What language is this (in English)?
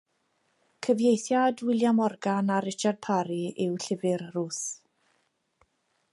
Welsh